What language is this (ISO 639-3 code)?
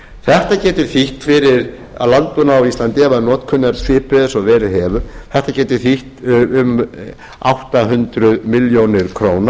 isl